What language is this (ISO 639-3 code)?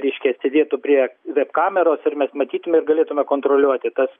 lit